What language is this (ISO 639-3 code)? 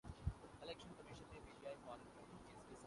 urd